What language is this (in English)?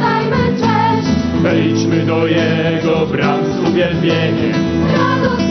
Polish